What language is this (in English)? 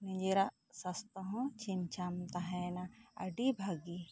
Santali